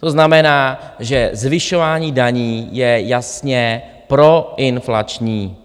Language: Czech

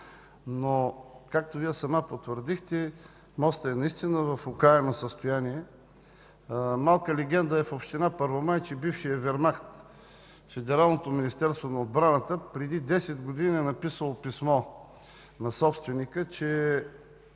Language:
Bulgarian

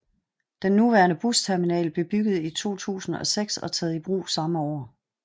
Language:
Danish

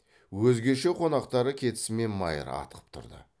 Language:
Kazakh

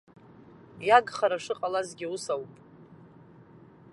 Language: Abkhazian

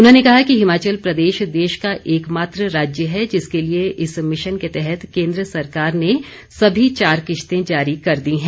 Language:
Hindi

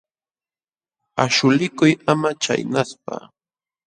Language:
Jauja Wanca Quechua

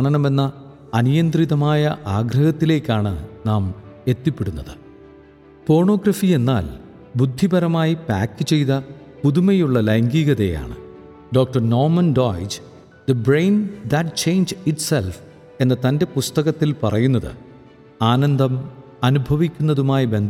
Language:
Malayalam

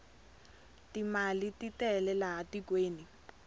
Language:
Tsonga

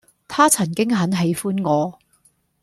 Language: Cantonese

